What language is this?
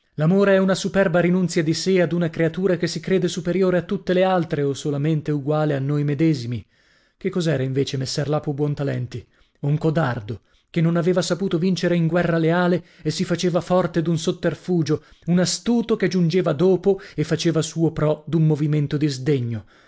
Italian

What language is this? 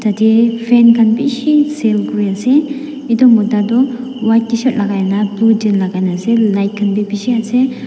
Naga Pidgin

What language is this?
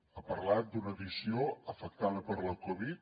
Catalan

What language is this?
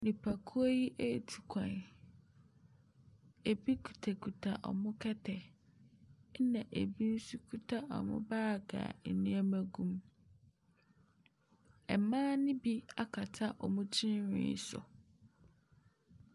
Akan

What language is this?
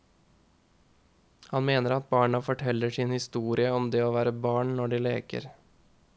Norwegian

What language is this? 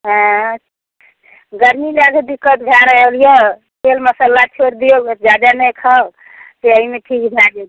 Maithili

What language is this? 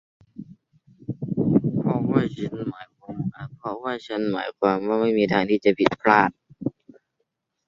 Thai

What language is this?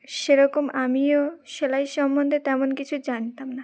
Bangla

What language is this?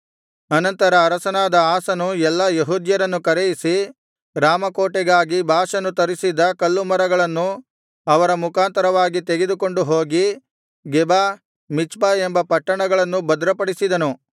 Kannada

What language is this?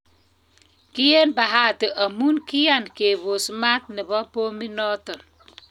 Kalenjin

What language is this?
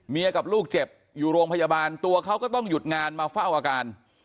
Thai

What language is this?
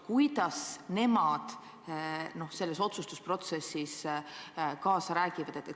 Estonian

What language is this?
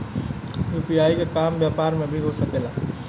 Bhojpuri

